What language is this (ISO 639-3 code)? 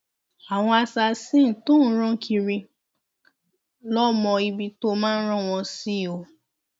yor